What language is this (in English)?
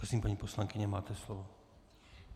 Czech